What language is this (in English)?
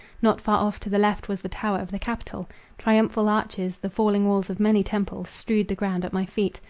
English